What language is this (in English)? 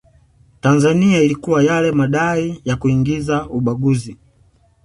Swahili